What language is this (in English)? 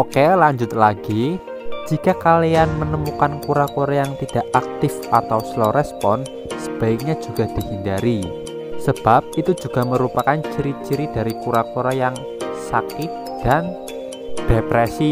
Indonesian